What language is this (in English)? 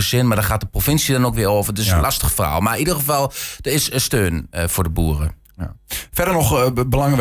Dutch